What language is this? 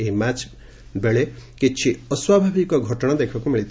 Odia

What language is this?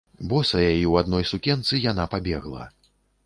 Belarusian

